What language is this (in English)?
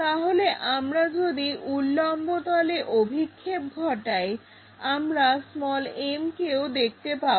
Bangla